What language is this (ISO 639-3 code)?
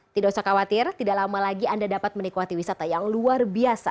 ind